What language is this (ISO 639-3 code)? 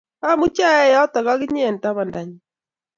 kln